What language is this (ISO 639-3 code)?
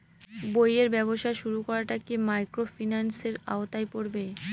ben